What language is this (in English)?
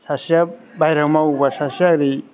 Bodo